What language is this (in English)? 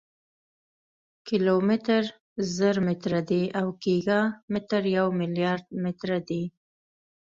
Pashto